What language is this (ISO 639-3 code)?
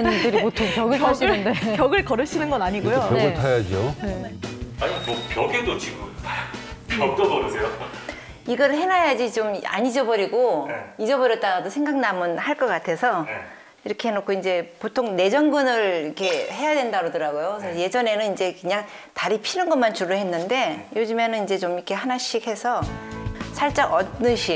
kor